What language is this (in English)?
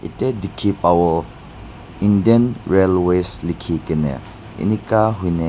Naga Pidgin